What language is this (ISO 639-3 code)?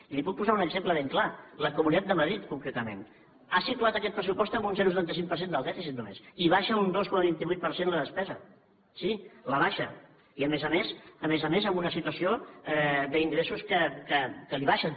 cat